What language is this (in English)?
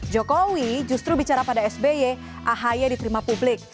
Indonesian